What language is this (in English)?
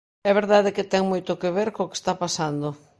Galician